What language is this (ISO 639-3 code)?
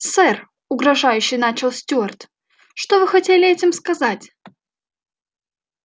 rus